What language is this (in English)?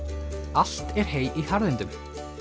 Icelandic